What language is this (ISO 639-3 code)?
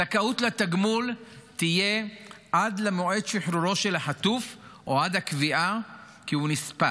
heb